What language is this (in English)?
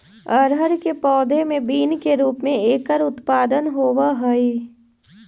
Magahi